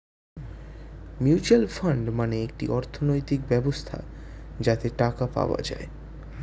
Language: Bangla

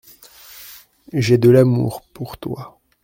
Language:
French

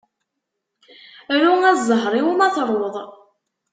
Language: Kabyle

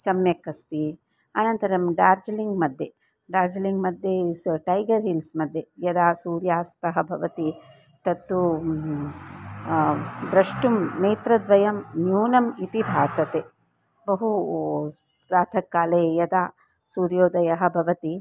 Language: Sanskrit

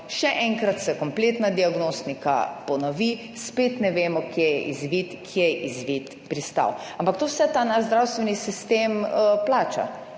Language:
Slovenian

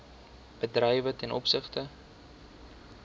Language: Afrikaans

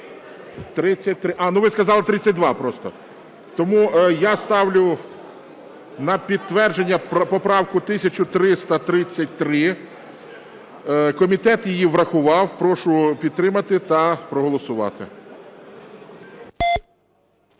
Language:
Ukrainian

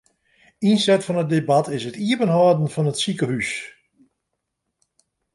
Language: Western Frisian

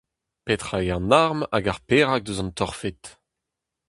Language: Breton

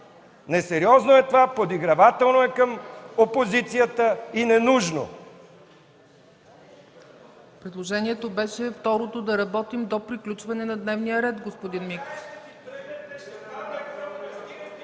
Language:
Bulgarian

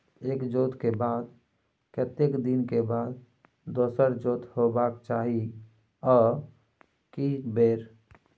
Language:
Maithili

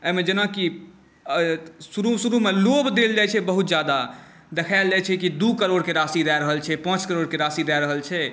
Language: Maithili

